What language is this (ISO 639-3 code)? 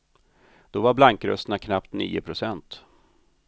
swe